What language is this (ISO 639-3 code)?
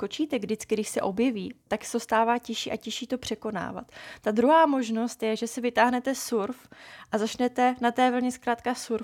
ces